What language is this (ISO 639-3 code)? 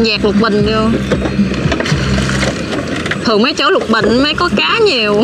vie